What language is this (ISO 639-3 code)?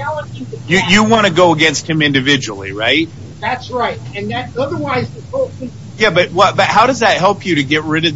eng